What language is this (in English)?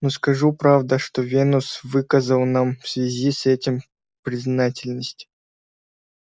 Russian